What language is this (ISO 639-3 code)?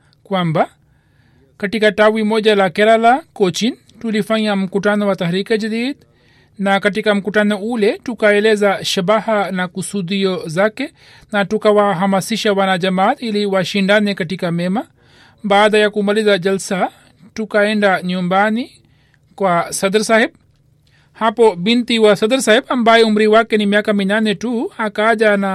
swa